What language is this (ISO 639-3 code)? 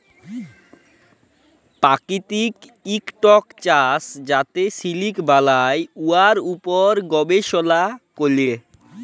ben